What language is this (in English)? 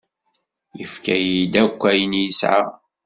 Kabyle